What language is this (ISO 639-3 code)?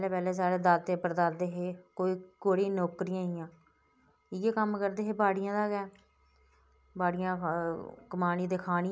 doi